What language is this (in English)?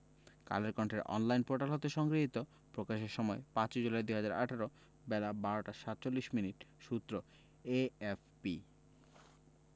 Bangla